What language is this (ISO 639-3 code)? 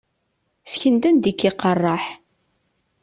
kab